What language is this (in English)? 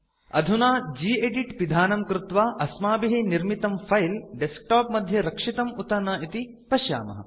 Sanskrit